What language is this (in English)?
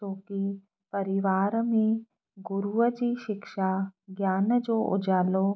Sindhi